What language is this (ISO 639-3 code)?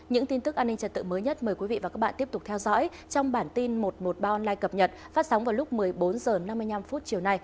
vie